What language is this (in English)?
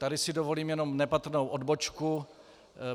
Czech